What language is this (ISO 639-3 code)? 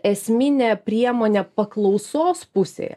lit